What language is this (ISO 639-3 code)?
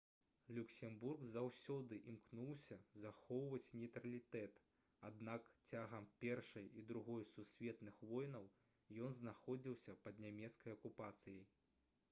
bel